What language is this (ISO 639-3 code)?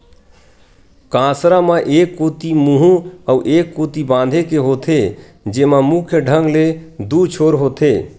hne